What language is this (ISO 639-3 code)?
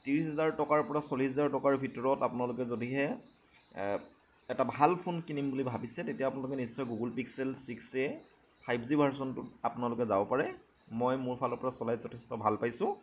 asm